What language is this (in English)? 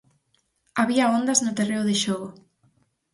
Galician